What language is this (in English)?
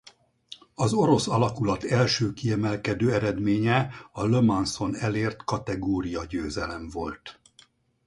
Hungarian